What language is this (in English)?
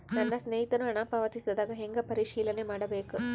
Kannada